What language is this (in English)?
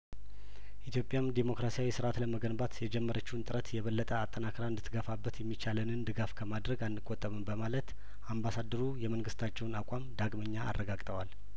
Amharic